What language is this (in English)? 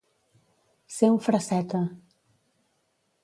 Catalan